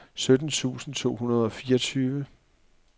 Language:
Danish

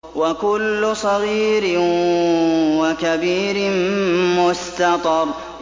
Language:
Arabic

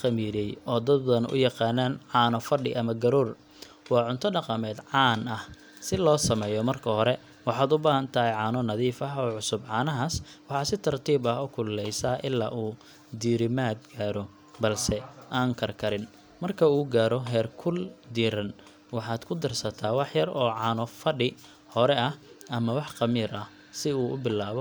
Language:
Somali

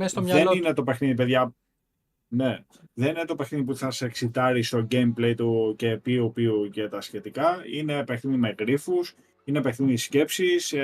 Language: Greek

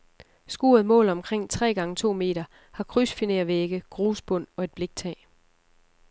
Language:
Danish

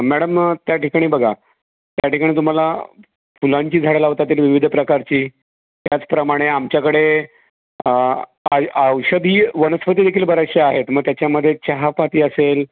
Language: Marathi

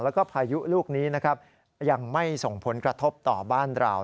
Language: Thai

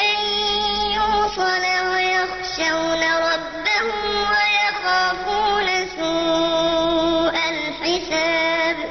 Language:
Arabic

